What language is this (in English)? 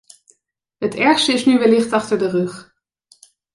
Dutch